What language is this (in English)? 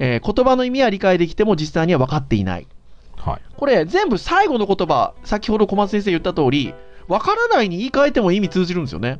Japanese